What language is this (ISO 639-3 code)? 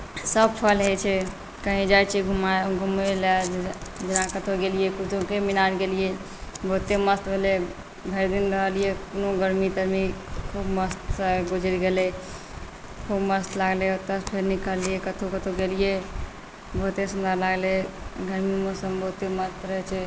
mai